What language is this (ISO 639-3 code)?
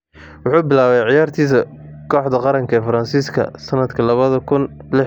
som